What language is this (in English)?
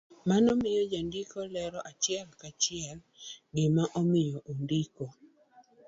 Luo (Kenya and Tanzania)